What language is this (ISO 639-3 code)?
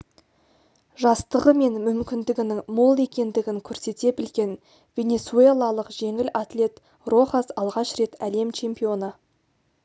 kaz